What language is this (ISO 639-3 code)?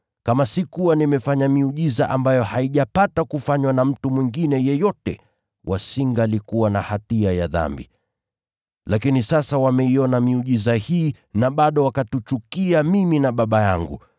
swa